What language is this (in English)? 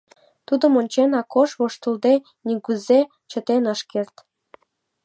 Mari